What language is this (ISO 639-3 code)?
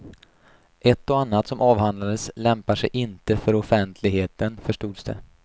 swe